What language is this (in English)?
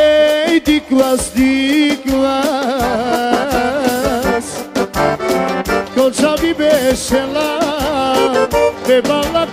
Bulgarian